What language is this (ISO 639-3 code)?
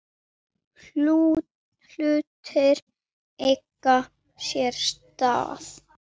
isl